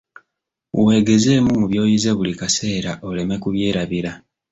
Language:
Ganda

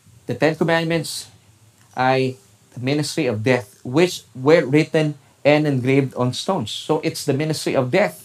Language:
Filipino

